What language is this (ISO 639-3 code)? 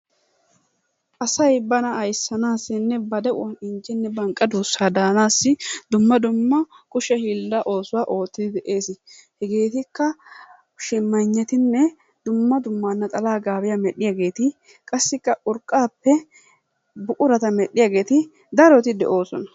wal